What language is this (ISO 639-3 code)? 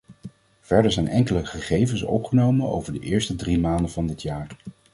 nld